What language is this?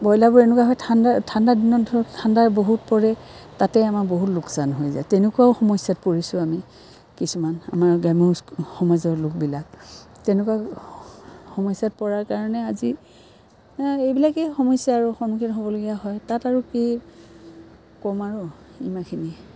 Assamese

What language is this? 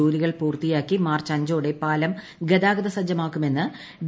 Malayalam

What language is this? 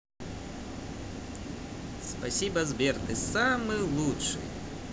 Russian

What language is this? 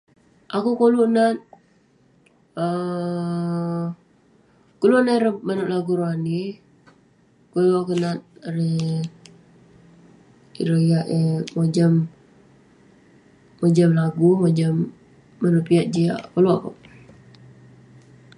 Western Penan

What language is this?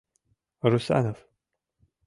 Mari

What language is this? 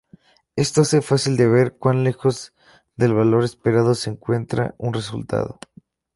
Spanish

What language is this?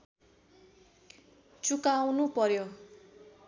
Nepali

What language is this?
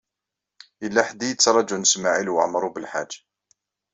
Kabyle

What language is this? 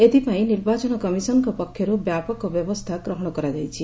Odia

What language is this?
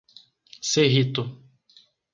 Portuguese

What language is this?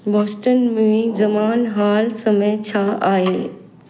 Sindhi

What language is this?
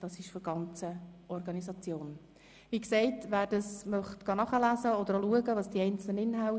Swiss German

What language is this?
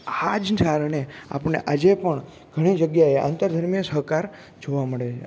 Gujarati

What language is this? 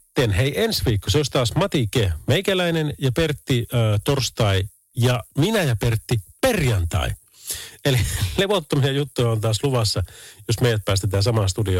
Finnish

